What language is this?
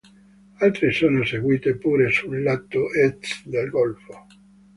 Italian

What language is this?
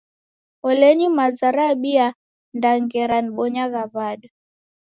Taita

